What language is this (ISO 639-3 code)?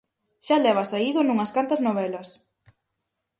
glg